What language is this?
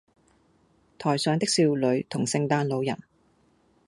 Cantonese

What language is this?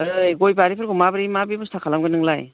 Bodo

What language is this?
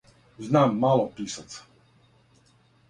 Serbian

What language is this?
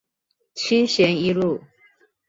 Chinese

